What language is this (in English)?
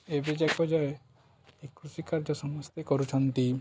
Odia